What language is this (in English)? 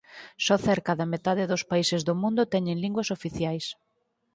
Galician